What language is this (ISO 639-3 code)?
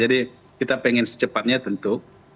ind